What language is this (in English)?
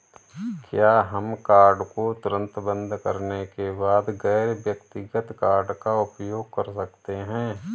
Hindi